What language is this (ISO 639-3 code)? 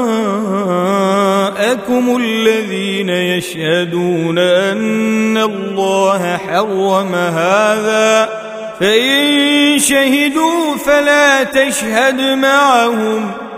ara